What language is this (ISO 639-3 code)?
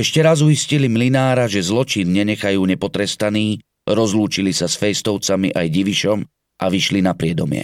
slk